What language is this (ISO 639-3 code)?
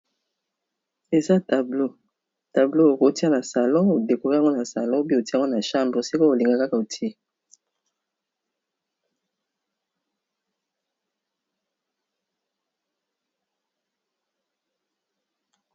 lin